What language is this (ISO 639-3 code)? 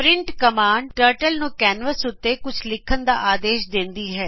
pan